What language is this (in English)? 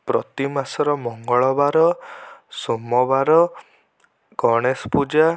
Odia